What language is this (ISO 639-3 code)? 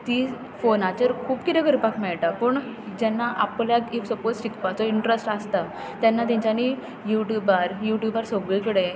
kok